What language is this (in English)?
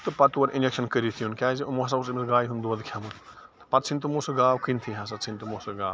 Kashmiri